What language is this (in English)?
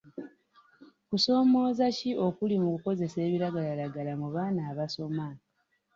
Ganda